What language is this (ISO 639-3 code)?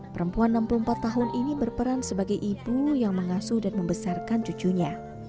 ind